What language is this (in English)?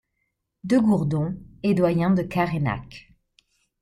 French